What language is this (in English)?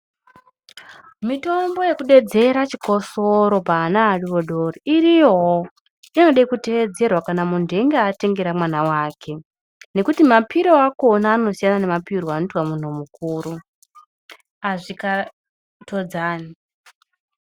Ndau